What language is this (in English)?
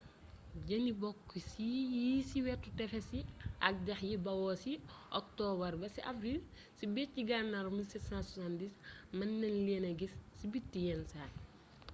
Wolof